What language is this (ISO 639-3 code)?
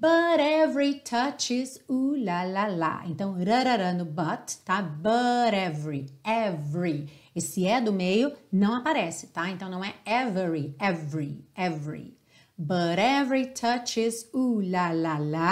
por